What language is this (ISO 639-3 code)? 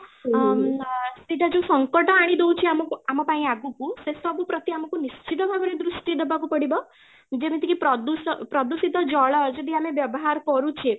ori